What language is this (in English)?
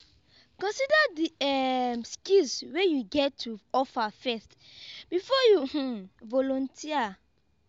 Nigerian Pidgin